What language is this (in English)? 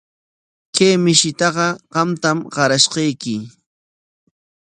Corongo Ancash Quechua